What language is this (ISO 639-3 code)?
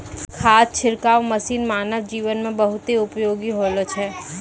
mai